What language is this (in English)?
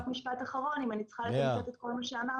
Hebrew